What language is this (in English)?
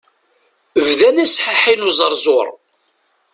Kabyle